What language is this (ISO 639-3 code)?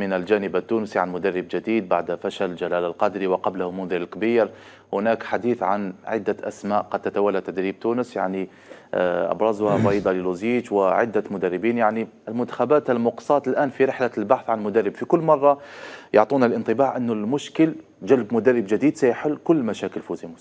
ara